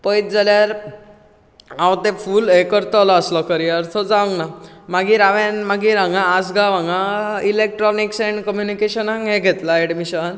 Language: Konkani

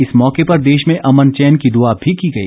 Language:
Hindi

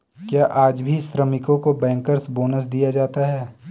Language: Hindi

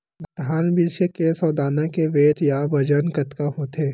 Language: Chhattisgarhi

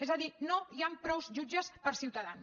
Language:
Catalan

